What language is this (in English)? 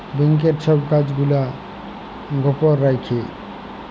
Bangla